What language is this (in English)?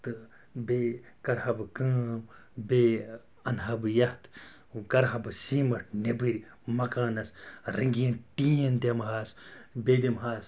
Kashmiri